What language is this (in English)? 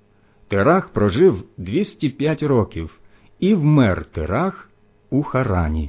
Ukrainian